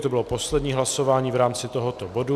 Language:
Czech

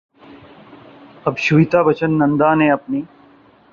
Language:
Urdu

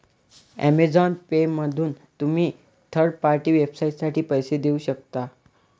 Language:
Marathi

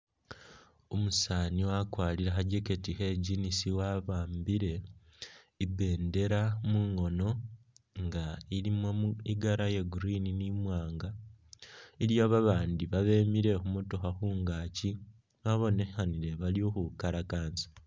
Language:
Masaaba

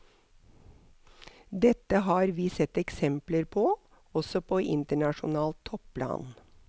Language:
Norwegian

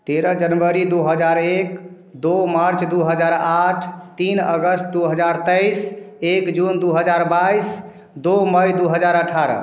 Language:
Hindi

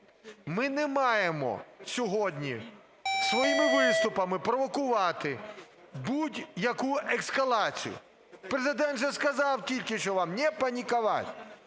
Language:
Ukrainian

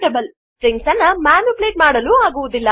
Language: Kannada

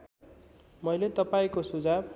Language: Nepali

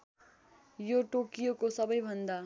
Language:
Nepali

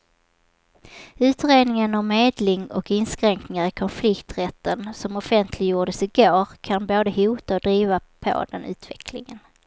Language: Swedish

